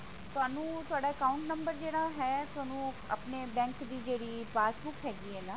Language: Punjabi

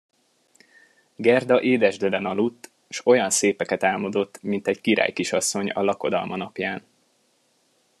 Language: Hungarian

